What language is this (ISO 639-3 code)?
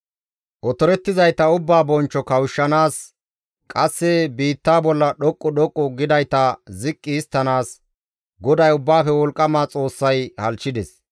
gmv